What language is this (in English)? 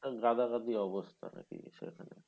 Bangla